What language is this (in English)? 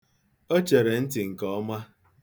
Igbo